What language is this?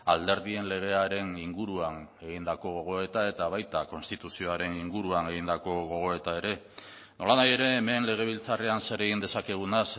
Basque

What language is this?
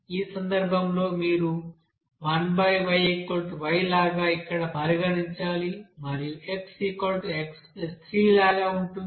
Telugu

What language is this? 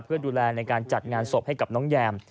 Thai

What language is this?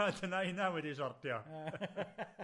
Welsh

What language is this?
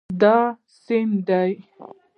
Pashto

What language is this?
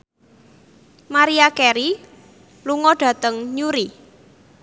Javanese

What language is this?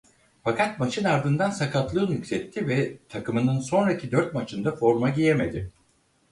Turkish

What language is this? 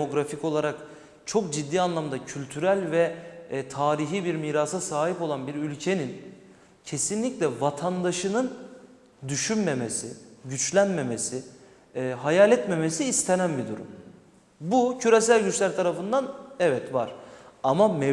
Turkish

